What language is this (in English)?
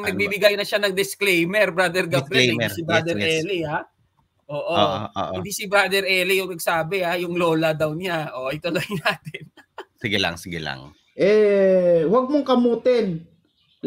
Filipino